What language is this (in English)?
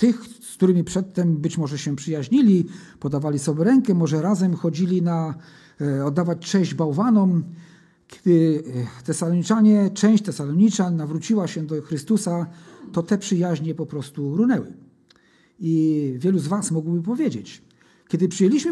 Polish